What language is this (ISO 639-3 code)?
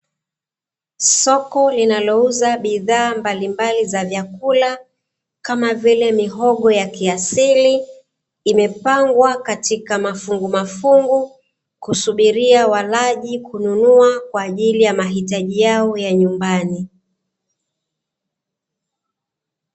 swa